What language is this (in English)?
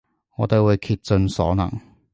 Cantonese